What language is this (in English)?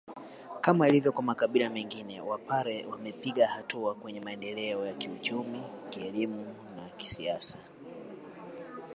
Swahili